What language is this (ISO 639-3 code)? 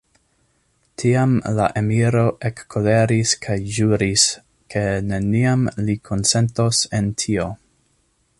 epo